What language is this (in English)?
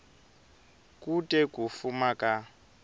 Tsonga